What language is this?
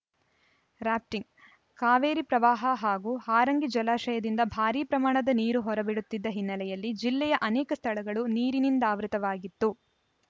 Kannada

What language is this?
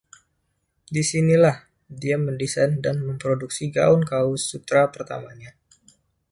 Indonesian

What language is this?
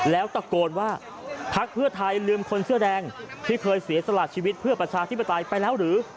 Thai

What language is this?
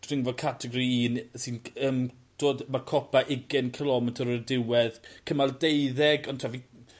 Welsh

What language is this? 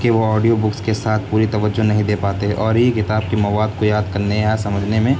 Urdu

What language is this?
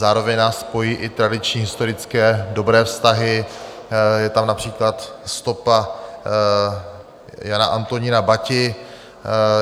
Czech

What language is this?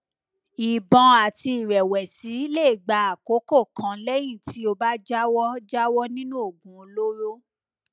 Yoruba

